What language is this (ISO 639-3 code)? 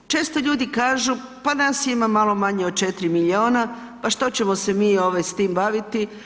hrv